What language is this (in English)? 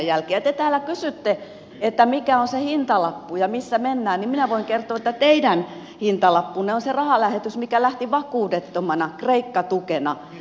Finnish